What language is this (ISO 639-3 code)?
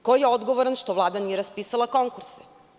srp